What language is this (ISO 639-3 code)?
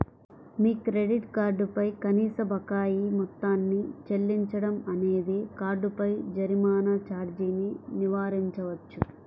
tel